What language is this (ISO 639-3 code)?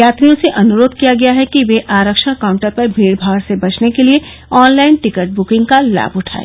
hin